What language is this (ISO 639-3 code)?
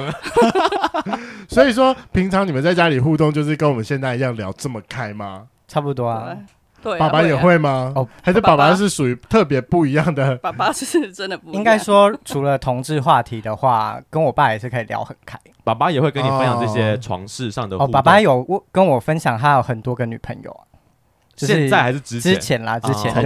zho